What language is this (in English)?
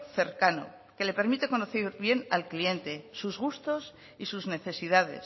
Spanish